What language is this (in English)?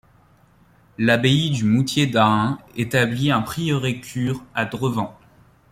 French